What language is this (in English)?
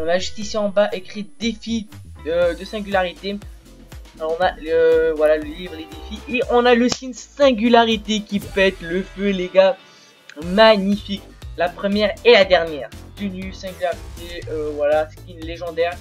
French